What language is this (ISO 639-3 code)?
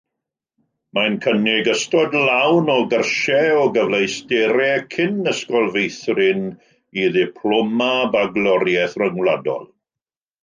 cym